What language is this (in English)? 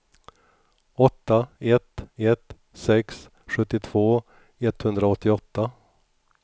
Swedish